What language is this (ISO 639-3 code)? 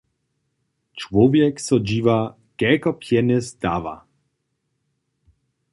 hsb